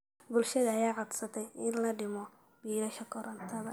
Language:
Somali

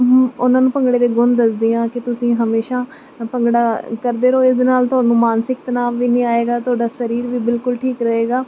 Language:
Punjabi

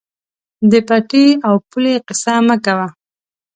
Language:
Pashto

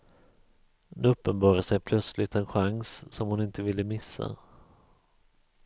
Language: Swedish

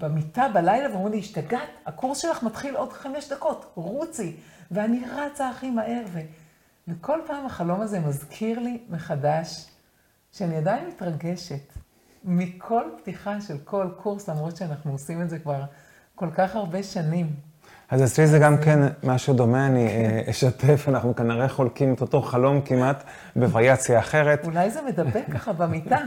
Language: Hebrew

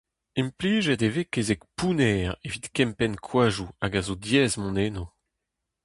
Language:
Breton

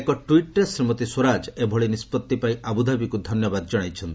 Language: Odia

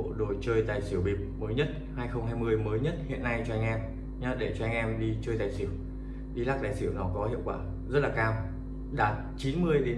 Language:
Vietnamese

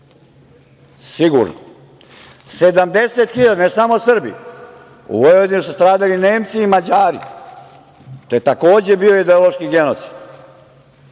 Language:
Serbian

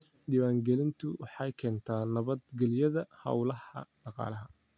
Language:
Somali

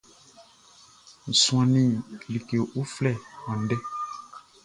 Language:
Baoulé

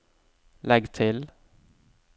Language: Norwegian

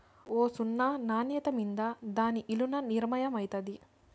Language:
Telugu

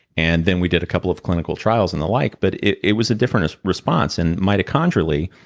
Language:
English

